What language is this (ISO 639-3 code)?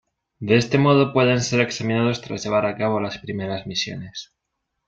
spa